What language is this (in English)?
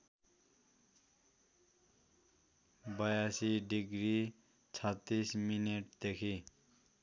Nepali